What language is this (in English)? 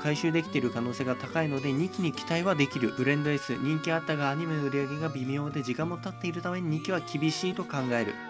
Japanese